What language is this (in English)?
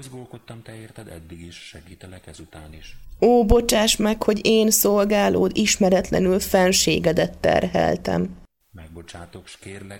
Hungarian